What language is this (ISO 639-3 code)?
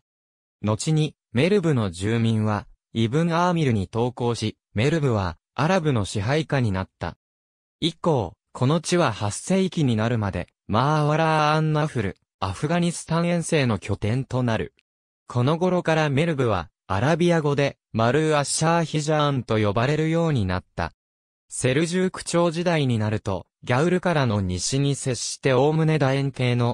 jpn